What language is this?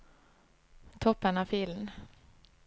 Norwegian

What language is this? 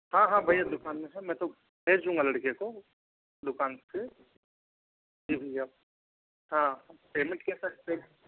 Hindi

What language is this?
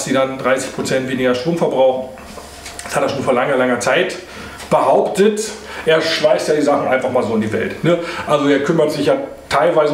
German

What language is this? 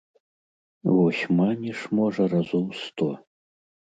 Belarusian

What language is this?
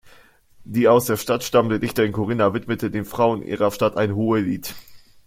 German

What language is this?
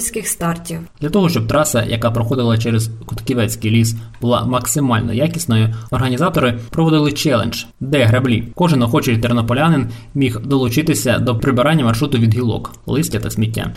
Ukrainian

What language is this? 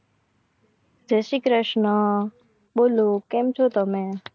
Gujarati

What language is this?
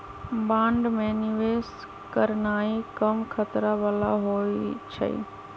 Magahi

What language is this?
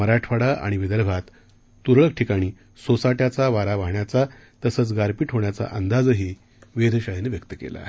Marathi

